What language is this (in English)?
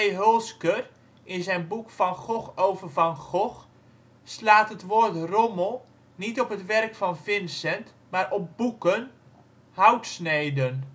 Dutch